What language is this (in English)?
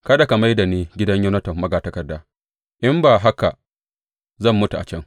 Hausa